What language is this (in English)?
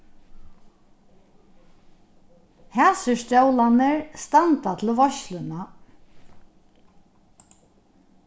Faroese